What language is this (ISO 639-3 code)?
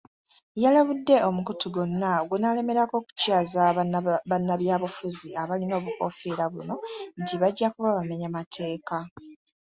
lug